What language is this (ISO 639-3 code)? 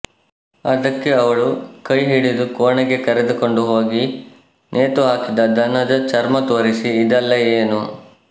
kan